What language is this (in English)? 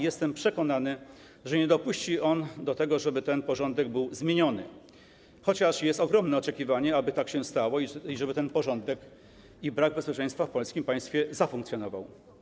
Polish